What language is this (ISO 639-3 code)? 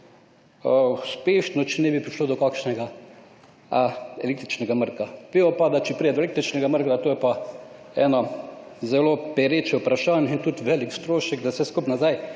slv